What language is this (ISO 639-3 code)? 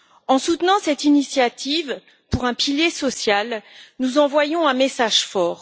fra